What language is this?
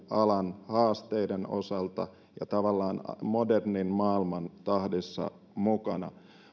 Finnish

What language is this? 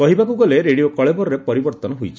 Odia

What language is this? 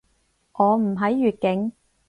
Cantonese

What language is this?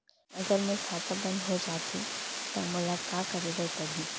Chhattisgarhi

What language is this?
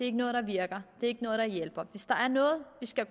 Danish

